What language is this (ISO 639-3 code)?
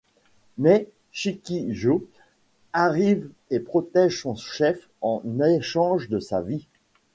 fra